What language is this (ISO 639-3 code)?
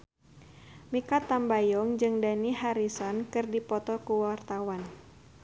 sun